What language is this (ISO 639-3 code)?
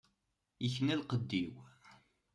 kab